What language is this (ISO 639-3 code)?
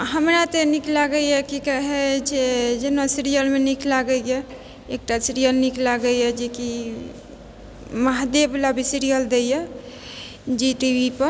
mai